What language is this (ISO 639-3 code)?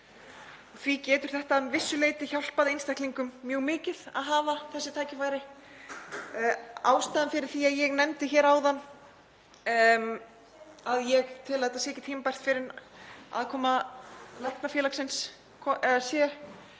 isl